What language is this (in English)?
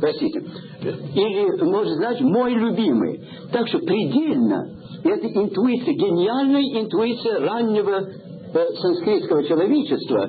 Russian